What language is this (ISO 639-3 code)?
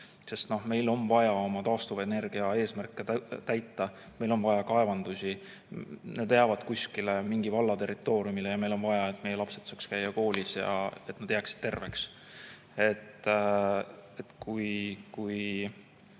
est